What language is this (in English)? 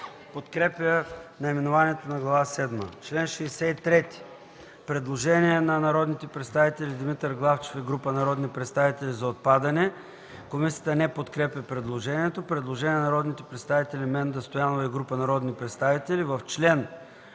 Bulgarian